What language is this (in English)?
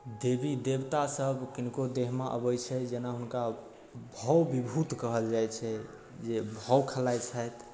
Maithili